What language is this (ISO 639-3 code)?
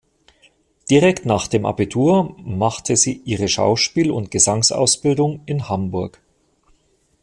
deu